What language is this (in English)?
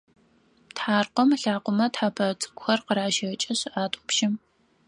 Adyghe